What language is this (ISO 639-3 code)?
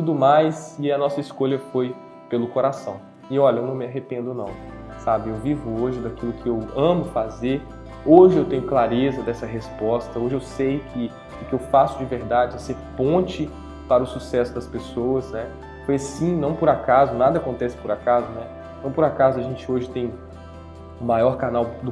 por